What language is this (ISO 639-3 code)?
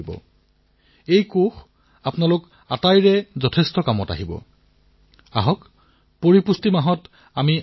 asm